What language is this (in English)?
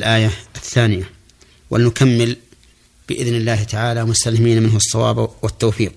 Arabic